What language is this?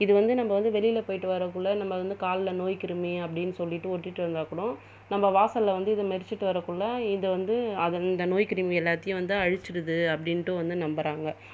Tamil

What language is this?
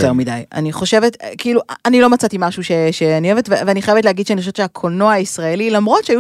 Hebrew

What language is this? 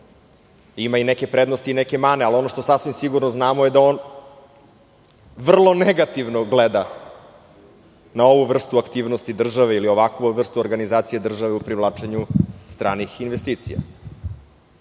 Serbian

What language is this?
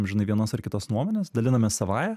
Lithuanian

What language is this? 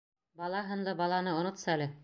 Bashkir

